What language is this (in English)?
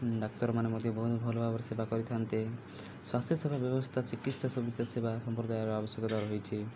Odia